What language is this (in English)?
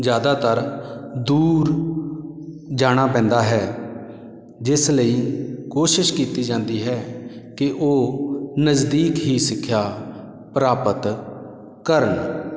Punjabi